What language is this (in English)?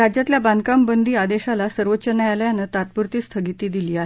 Marathi